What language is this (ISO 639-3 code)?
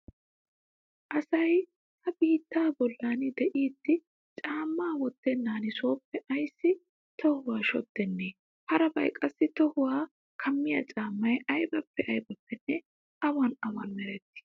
wal